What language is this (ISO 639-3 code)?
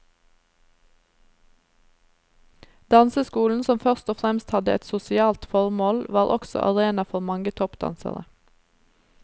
nor